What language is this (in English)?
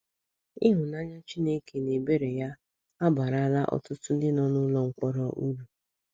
Igbo